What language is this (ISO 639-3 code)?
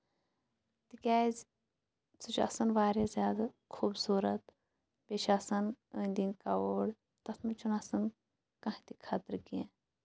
kas